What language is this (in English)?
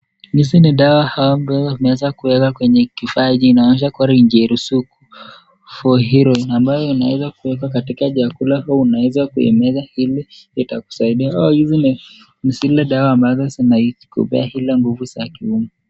Swahili